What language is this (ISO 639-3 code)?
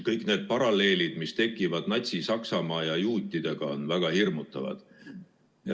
est